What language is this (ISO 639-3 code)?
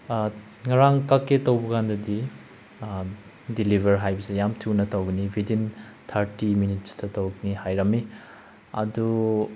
mni